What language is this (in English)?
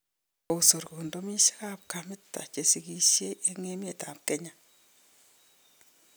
Kalenjin